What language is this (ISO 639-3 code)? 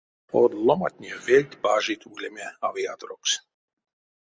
myv